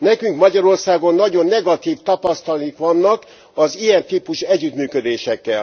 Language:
Hungarian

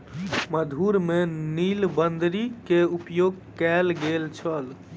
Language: Maithili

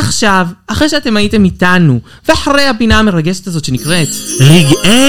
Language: Hebrew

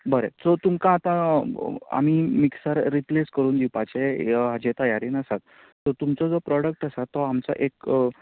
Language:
Konkani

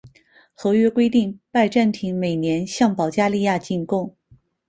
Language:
Chinese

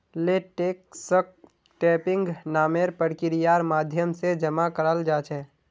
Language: Magahi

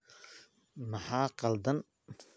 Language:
Somali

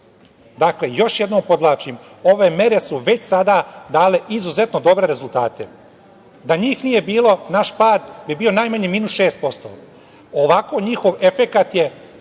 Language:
Serbian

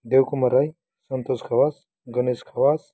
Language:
Nepali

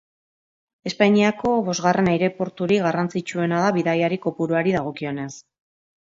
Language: Basque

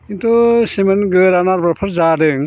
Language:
Bodo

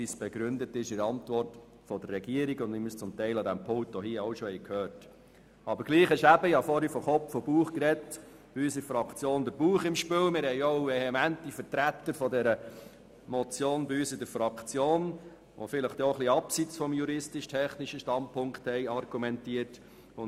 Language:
Swiss German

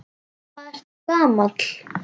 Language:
Icelandic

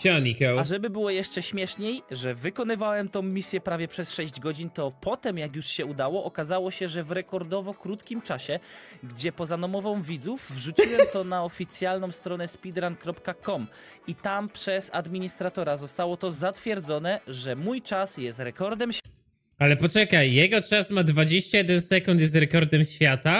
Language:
Polish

